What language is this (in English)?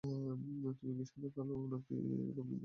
Bangla